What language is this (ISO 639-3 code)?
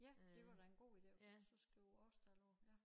dan